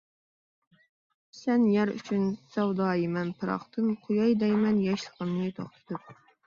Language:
Uyghur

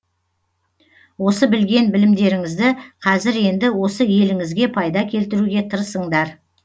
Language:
Kazakh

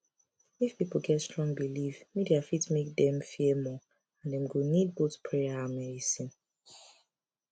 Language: Nigerian Pidgin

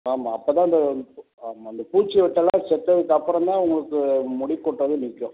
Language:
Tamil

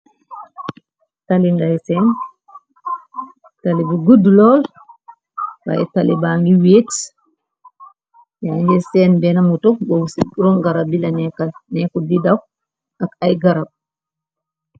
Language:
Wolof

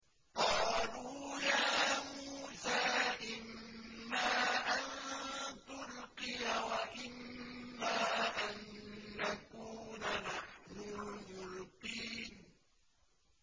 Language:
Arabic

